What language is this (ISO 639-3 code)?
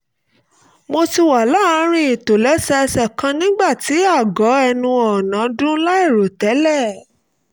yor